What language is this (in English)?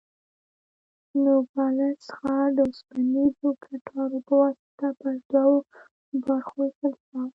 Pashto